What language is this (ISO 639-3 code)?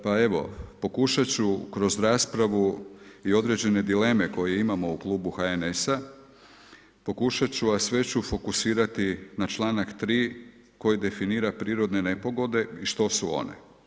hrv